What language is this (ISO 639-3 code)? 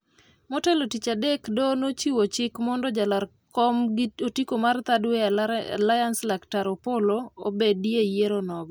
luo